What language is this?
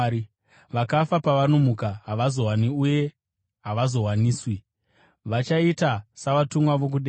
Shona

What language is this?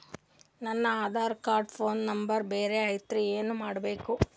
Kannada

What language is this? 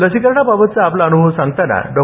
Marathi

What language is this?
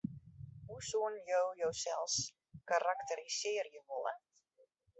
Western Frisian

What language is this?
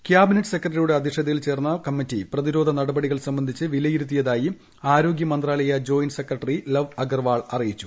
Malayalam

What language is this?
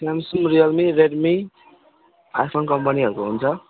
Nepali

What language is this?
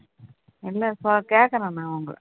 Tamil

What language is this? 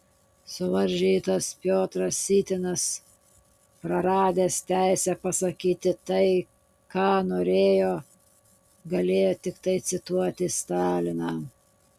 Lithuanian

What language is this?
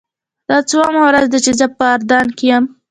Pashto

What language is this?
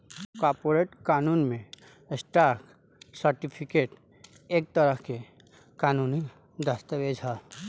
Bhojpuri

